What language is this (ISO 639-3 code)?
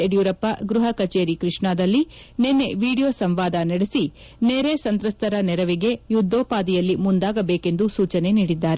kan